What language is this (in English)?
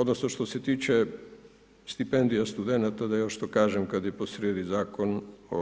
Croatian